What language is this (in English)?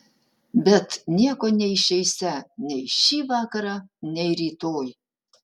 Lithuanian